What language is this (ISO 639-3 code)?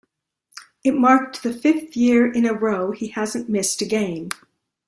eng